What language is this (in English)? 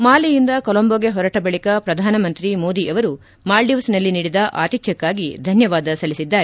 Kannada